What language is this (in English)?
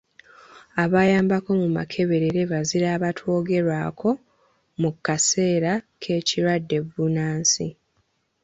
Ganda